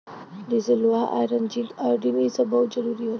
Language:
Bhojpuri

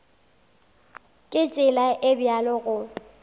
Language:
Northern Sotho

